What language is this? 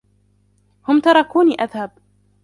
Arabic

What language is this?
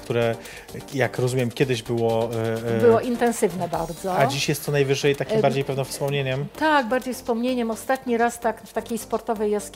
Polish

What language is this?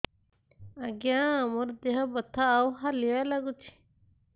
Odia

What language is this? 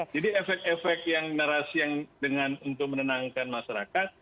Indonesian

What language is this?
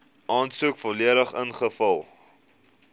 Afrikaans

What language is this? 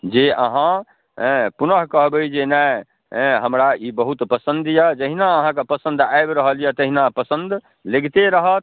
Maithili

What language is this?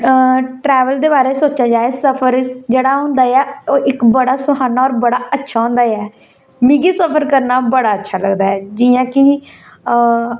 Dogri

